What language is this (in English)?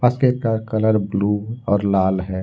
Hindi